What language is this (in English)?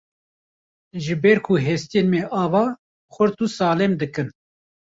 Kurdish